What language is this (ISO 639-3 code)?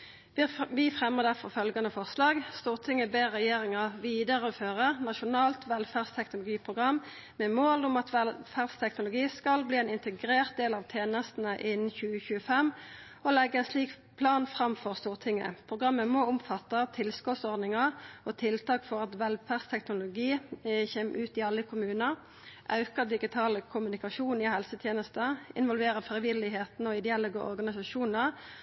nno